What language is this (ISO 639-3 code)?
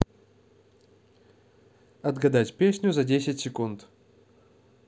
rus